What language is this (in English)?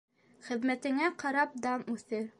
Bashkir